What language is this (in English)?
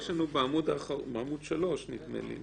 Hebrew